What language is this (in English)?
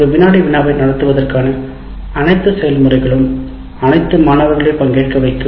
Tamil